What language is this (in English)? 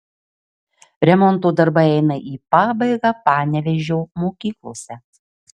Lithuanian